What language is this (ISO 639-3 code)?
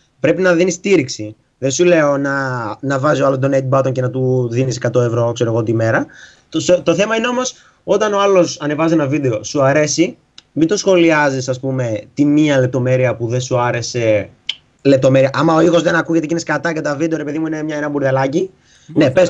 ell